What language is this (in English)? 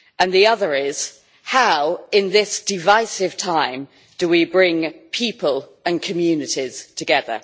English